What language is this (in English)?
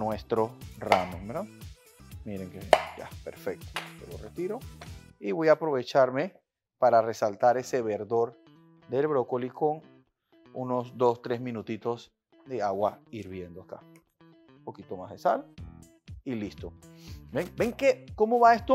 Spanish